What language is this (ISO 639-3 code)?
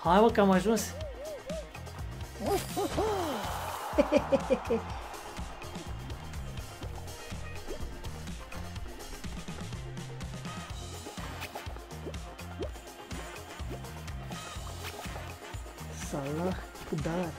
ron